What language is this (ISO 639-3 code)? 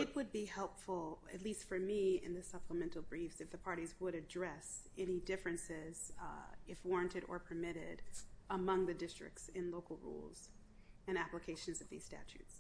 eng